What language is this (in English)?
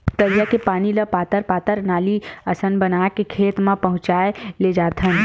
Chhattisgarhi